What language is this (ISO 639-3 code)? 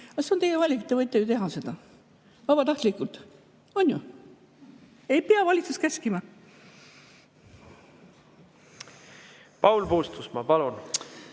est